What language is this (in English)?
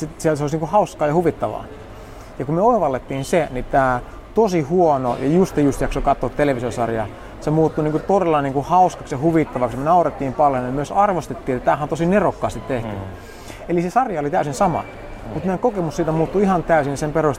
Finnish